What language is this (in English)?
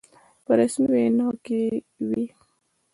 Pashto